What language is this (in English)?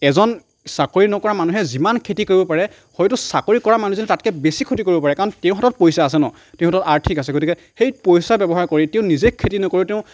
Assamese